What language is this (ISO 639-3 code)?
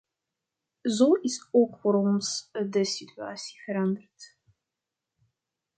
nld